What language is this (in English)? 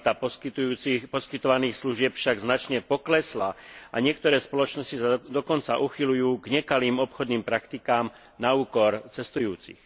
Slovak